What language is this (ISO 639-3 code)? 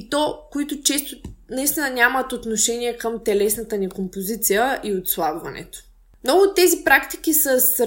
bul